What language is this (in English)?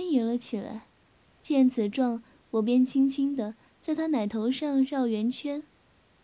Chinese